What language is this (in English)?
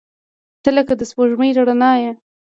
Pashto